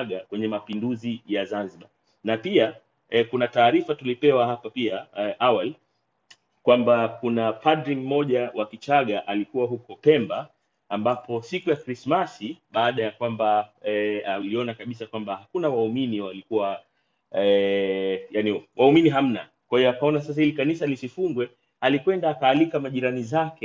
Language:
Swahili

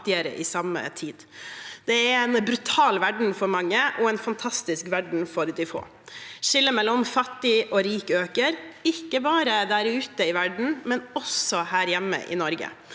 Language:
Norwegian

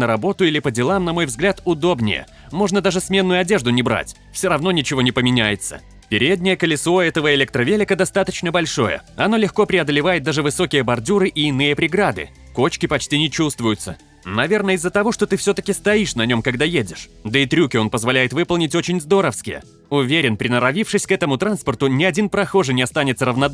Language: Russian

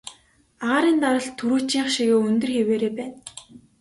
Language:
Mongolian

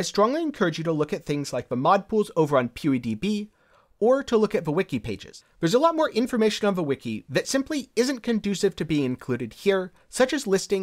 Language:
English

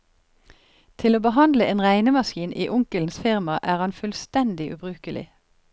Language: Norwegian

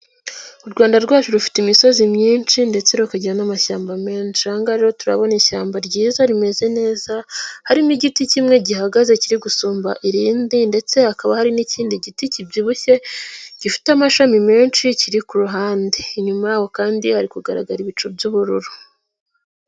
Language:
Kinyarwanda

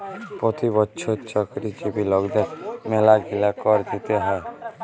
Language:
Bangla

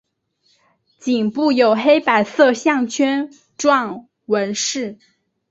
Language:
Chinese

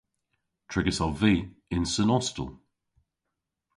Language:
Cornish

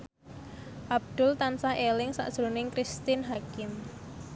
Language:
Javanese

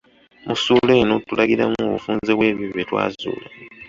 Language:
Ganda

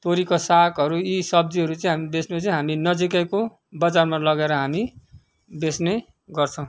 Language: Nepali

